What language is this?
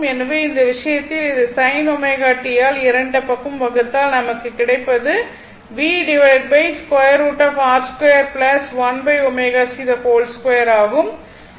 Tamil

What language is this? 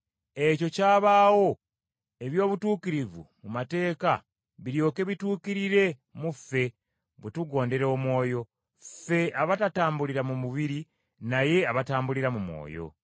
Ganda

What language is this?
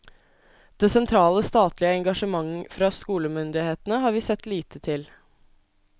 Norwegian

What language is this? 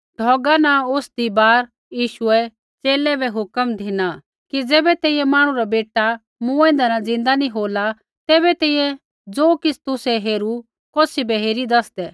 Kullu Pahari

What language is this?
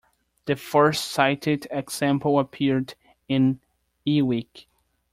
English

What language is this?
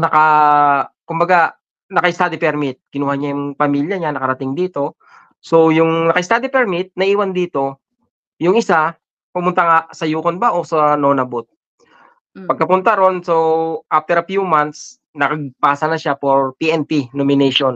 Filipino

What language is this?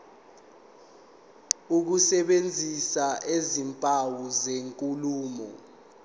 Zulu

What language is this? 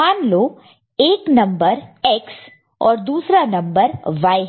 Hindi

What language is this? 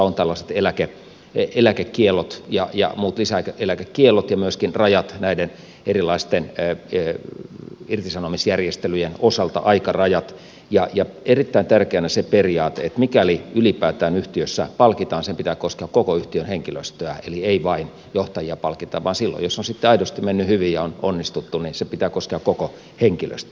Finnish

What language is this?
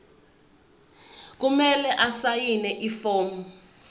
Zulu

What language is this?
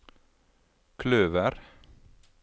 Norwegian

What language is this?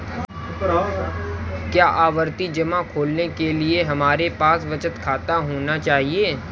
Hindi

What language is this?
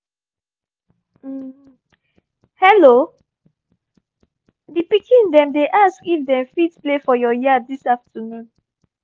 Nigerian Pidgin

